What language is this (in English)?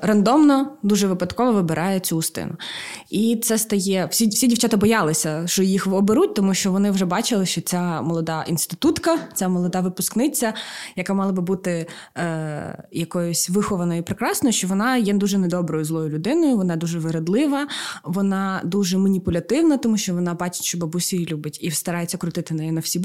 Ukrainian